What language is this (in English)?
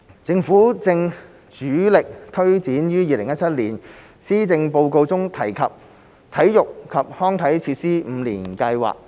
Cantonese